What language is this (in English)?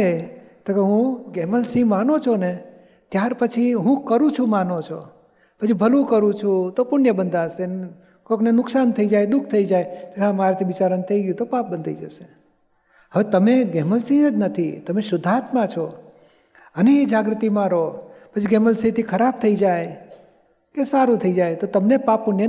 Gujarati